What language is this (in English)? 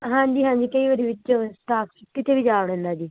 Punjabi